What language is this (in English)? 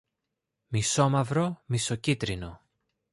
Greek